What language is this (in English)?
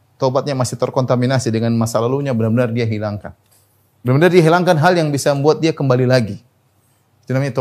Indonesian